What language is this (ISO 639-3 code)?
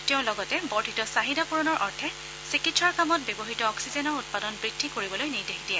asm